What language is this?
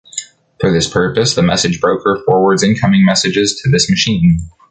English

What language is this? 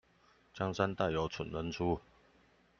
Chinese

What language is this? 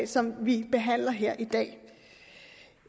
Danish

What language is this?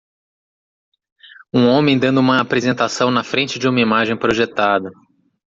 Portuguese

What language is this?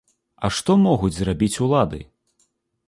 Belarusian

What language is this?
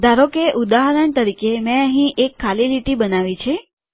Gujarati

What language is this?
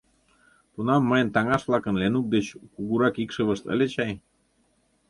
Mari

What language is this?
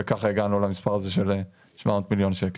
Hebrew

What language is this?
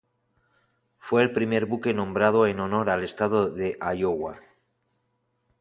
Spanish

